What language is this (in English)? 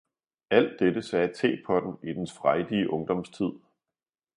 Danish